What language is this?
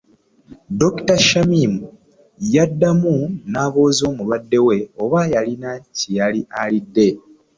Ganda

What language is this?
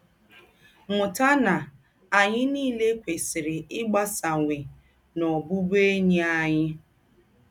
Igbo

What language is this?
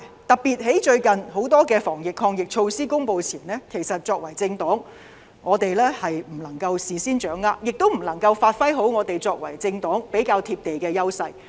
Cantonese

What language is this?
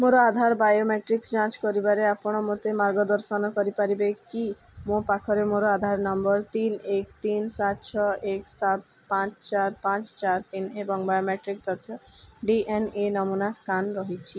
Odia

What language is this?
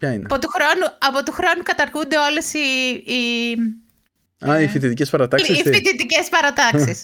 Greek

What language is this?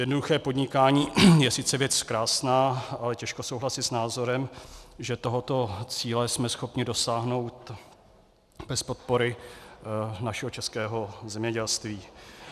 Czech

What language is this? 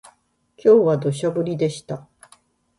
Japanese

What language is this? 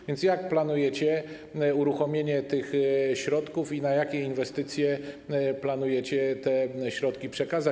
Polish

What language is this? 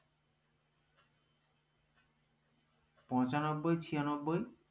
Bangla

